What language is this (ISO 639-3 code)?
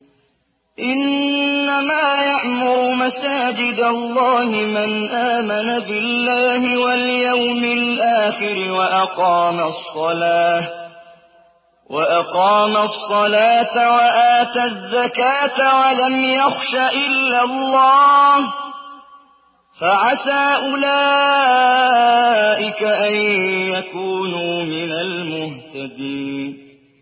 ara